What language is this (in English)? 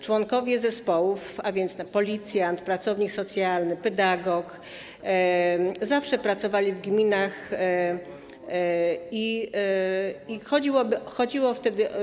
Polish